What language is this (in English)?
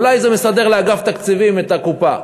Hebrew